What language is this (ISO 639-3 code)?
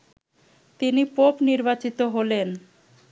ben